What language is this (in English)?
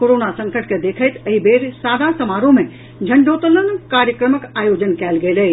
Maithili